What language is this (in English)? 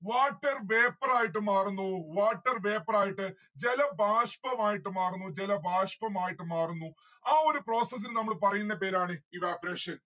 Malayalam